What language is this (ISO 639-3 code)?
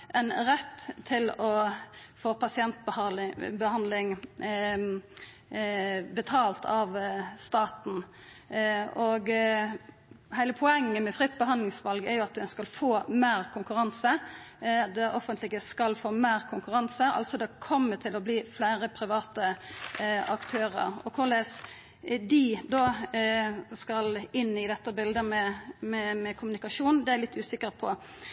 nno